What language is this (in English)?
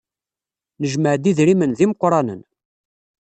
Kabyle